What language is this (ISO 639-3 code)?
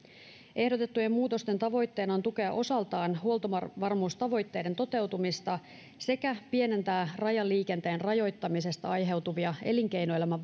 fin